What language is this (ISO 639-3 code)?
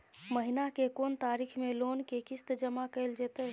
mai